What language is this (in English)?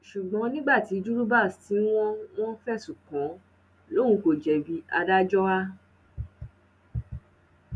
Yoruba